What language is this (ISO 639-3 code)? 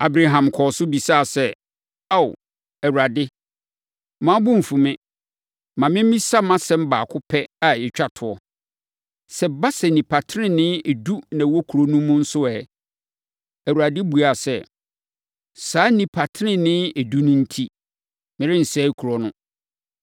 aka